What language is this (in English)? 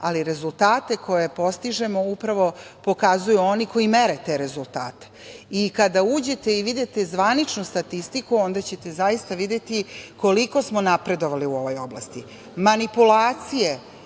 Serbian